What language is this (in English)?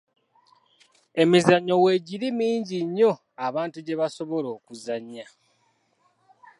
Ganda